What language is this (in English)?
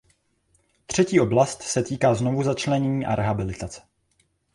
Czech